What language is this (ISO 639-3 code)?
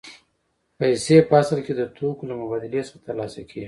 pus